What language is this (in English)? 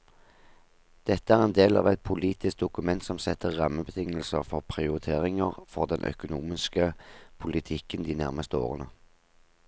Norwegian